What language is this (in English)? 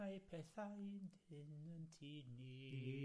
Welsh